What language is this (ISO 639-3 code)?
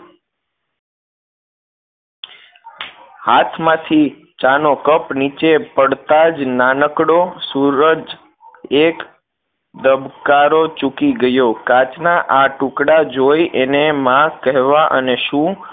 guj